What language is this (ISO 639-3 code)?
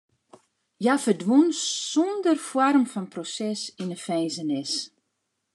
fry